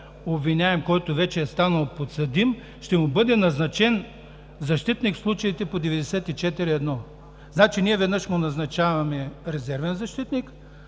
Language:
Bulgarian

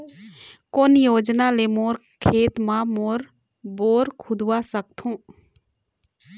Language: Chhattisgarhi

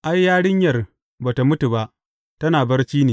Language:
Hausa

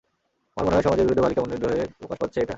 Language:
Bangla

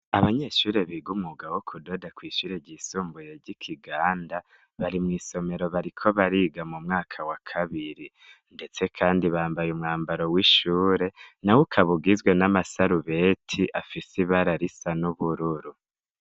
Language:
Rundi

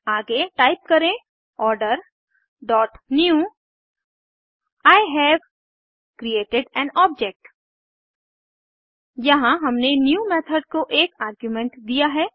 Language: Hindi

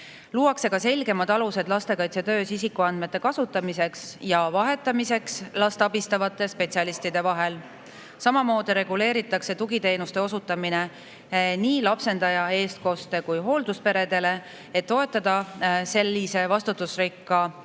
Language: Estonian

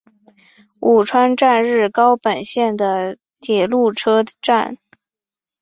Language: Chinese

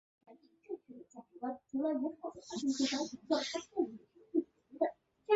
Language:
Chinese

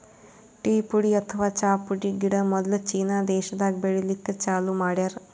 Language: Kannada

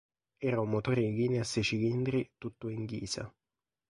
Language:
Italian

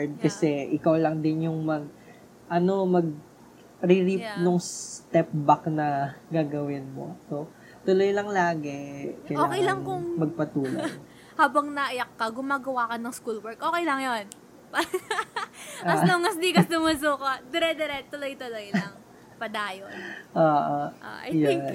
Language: Filipino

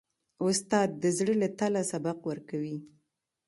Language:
Pashto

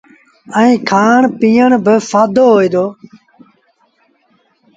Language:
Sindhi Bhil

